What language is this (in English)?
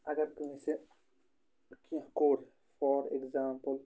Kashmiri